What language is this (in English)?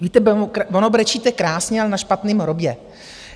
Czech